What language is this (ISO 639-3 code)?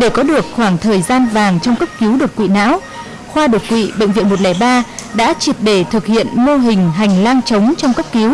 vie